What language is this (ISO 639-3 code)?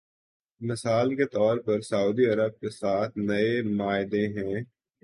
urd